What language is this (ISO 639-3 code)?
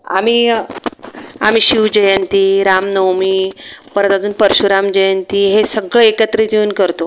mar